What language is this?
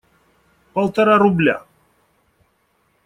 Russian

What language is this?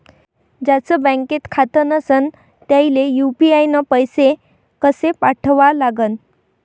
Marathi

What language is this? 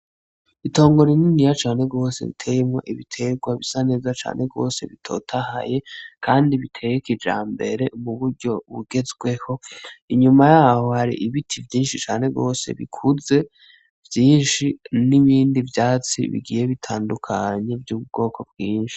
Rundi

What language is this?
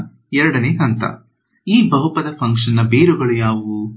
Kannada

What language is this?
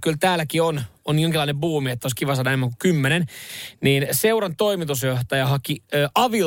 Finnish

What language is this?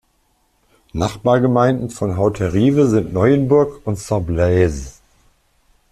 German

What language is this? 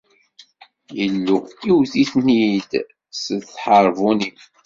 Kabyle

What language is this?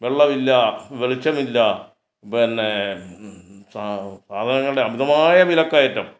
Malayalam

